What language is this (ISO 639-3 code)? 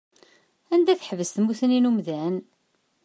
kab